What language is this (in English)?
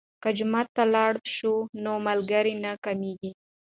Pashto